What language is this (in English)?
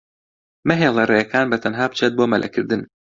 Central Kurdish